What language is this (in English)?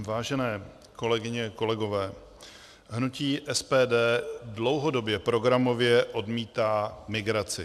Czech